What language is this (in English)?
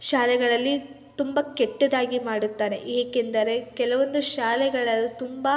Kannada